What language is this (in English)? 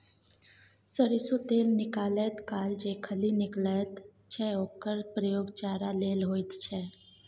Maithili